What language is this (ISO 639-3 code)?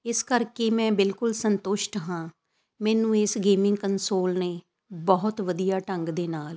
pan